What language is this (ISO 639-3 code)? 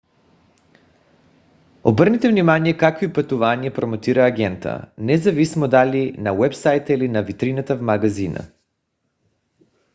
bul